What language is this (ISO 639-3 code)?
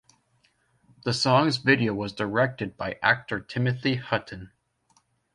eng